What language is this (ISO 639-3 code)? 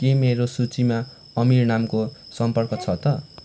nep